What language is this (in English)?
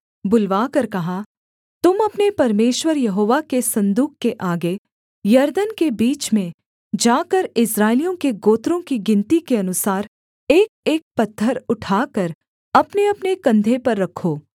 Hindi